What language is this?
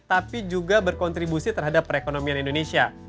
Indonesian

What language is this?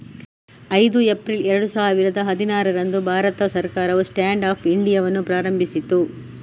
Kannada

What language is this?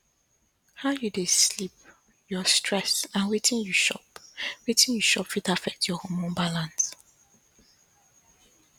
Nigerian Pidgin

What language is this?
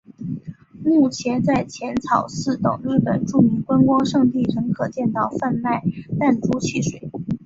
Chinese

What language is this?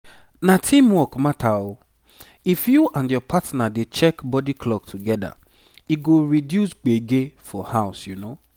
Nigerian Pidgin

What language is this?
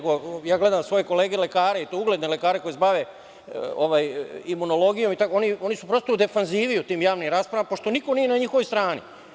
Serbian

